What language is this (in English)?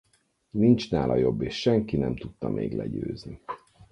Hungarian